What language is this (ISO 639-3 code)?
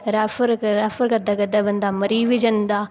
doi